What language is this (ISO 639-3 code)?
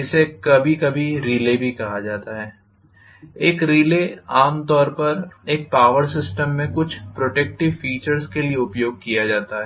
hin